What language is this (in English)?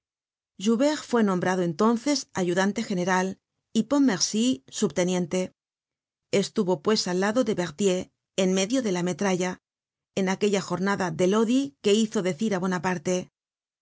Spanish